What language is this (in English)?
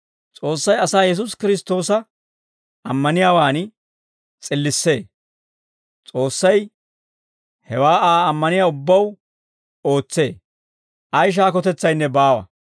Dawro